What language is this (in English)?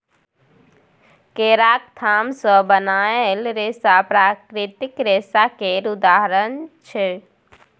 Maithili